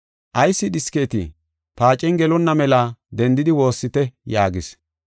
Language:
Gofa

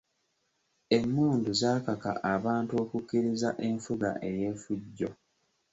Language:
Ganda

